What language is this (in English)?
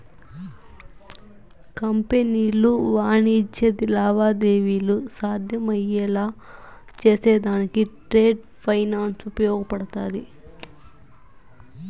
Telugu